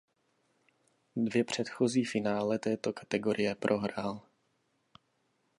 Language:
Czech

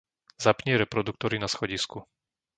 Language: Slovak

